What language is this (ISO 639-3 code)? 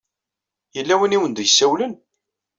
kab